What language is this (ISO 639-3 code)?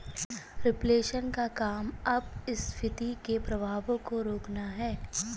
hin